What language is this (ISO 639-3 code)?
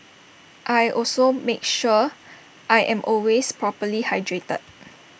eng